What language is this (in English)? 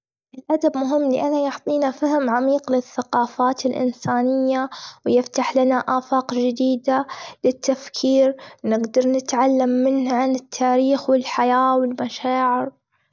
Gulf Arabic